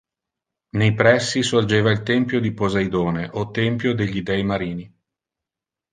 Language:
Italian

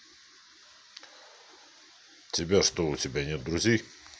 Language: Russian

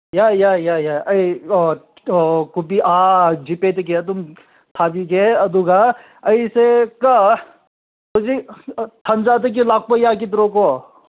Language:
Manipuri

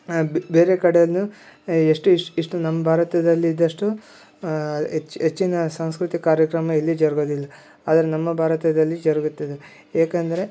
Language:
Kannada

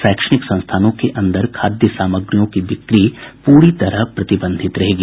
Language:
Hindi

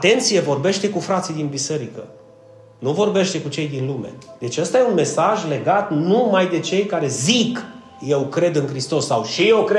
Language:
Romanian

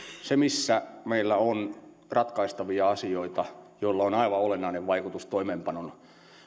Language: Finnish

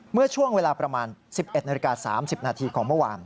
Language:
Thai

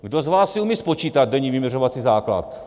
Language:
Czech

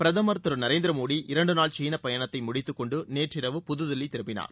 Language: Tamil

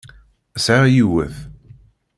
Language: Kabyle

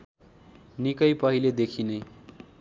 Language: Nepali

